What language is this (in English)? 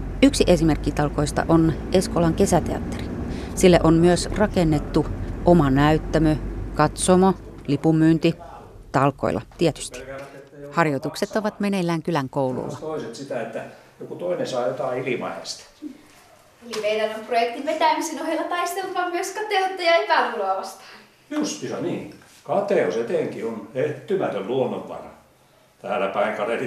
Finnish